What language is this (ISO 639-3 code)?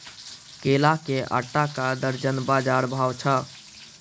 mai